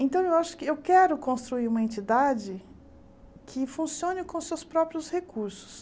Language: Portuguese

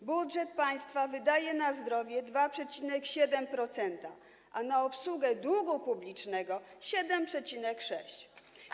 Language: Polish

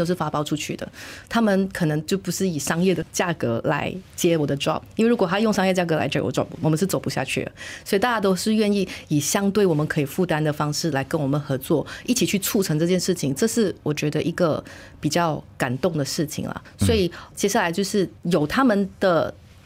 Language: Chinese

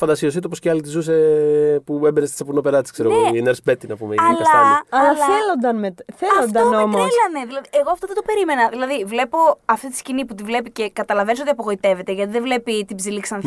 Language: Greek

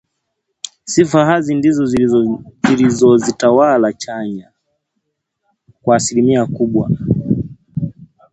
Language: Swahili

